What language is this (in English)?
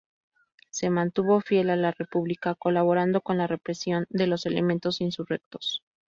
Spanish